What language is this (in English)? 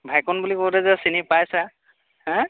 Assamese